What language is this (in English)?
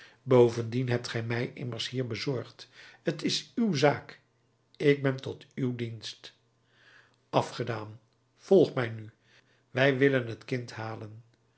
Dutch